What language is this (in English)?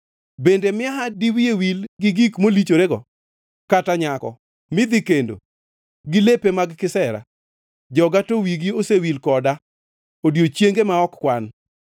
Luo (Kenya and Tanzania)